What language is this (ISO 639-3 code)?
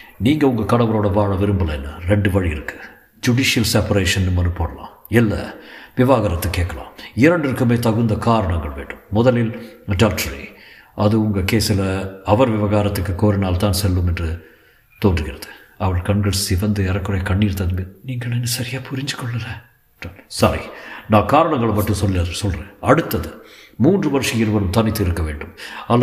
tam